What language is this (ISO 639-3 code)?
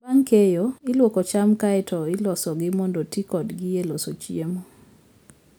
luo